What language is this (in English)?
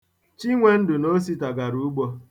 Igbo